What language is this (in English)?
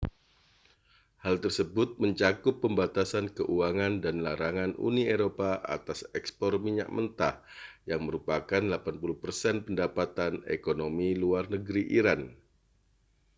Indonesian